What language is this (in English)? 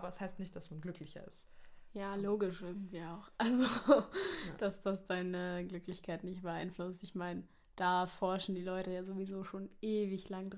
German